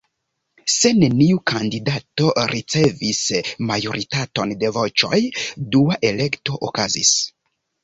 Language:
Esperanto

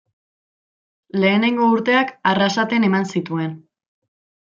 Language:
Basque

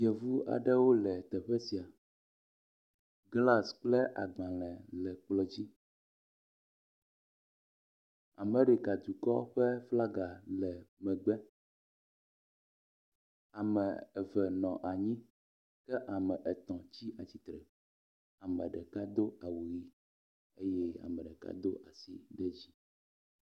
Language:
Ewe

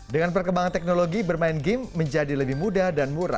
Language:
Indonesian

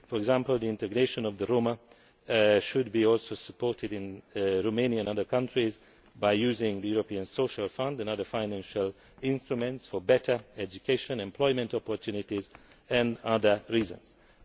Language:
English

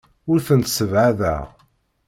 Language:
Kabyle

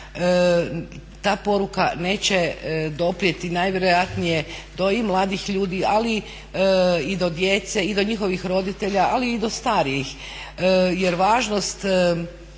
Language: Croatian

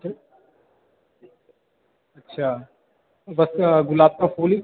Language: Hindi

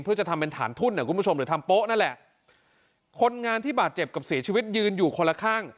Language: Thai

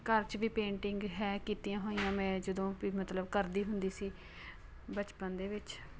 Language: Punjabi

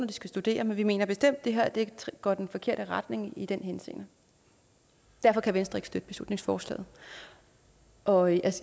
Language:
Danish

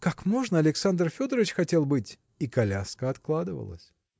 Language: Russian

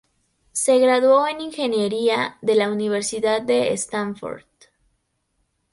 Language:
Spanish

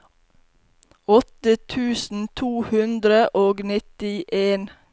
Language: Norwegian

